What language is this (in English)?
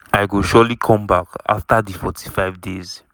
Nigerian Pidgin